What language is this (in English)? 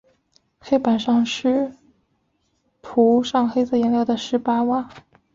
Chinese